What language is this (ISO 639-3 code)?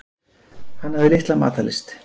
isl